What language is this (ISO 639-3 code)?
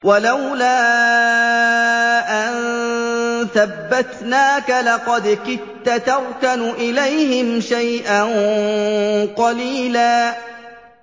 ara